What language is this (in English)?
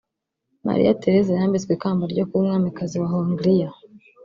Kinyarwanda